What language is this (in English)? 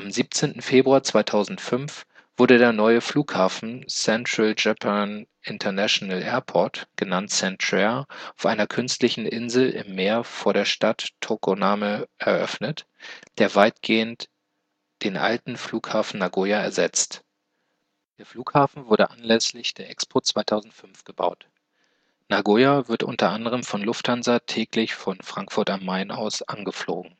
German